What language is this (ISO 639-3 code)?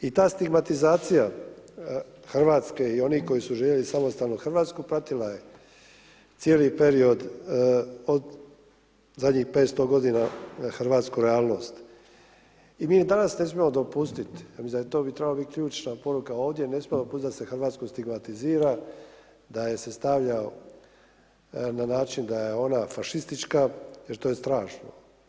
hrv